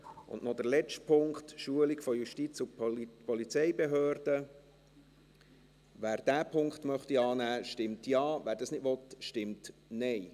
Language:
Swiss German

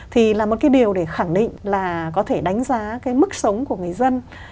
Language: Vietnamese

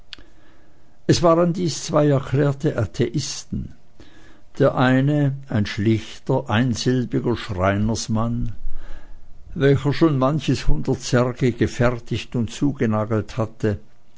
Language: German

